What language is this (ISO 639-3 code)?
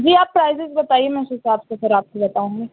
urd